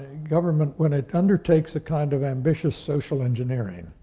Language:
English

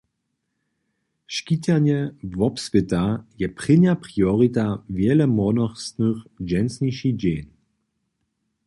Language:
Upper Sorbian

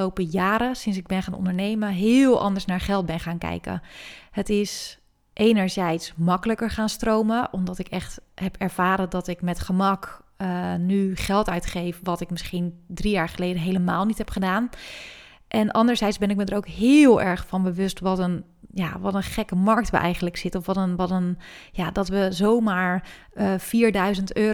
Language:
Dutch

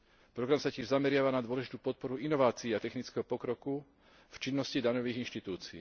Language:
Slovak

